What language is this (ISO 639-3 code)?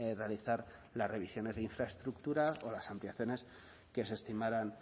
spa